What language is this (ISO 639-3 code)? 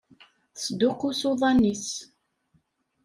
kab